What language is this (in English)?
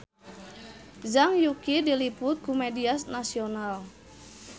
Sundanese